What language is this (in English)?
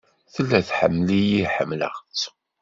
Kabyle